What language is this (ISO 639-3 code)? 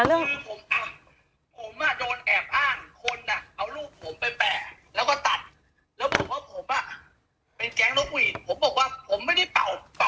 tha